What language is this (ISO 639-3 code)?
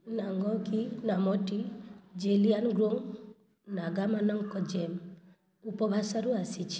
ori